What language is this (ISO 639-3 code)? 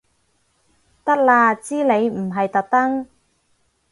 yue